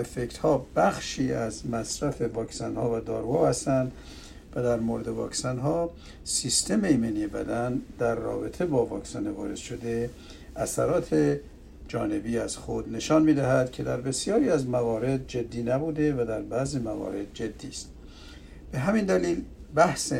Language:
Persian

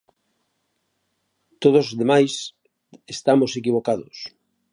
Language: Galician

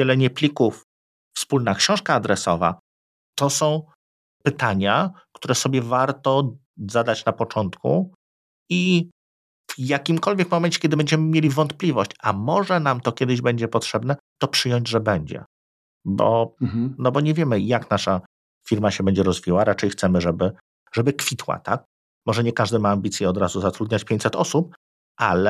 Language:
Polish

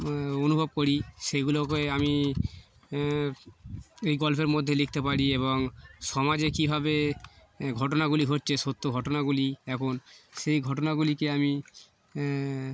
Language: Bangla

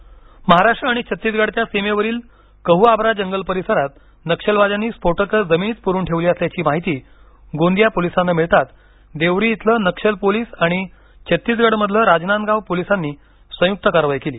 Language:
Marathi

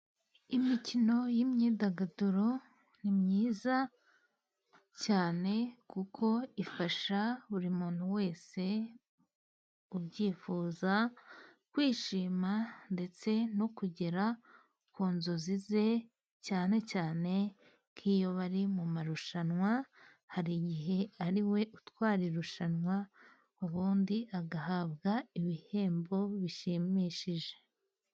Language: Kinyarwanda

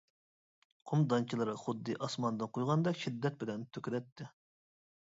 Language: Uyghur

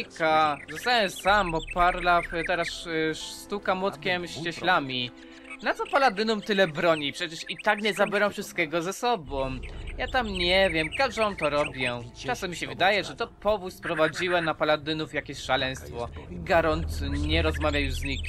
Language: Polish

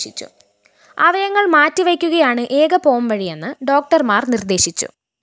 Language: Malayalam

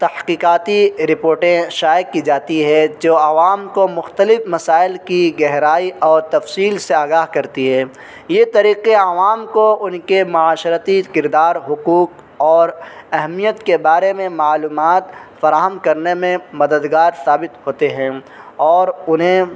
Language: Urdu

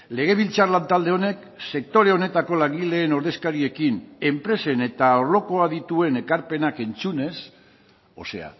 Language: Basque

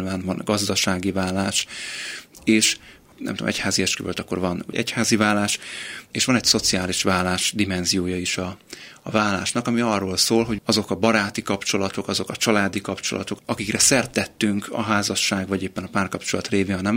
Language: Hungarian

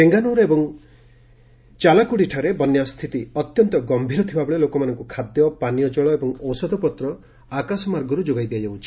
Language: Odia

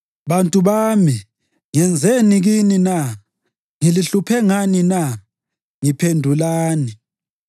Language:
North Ndebele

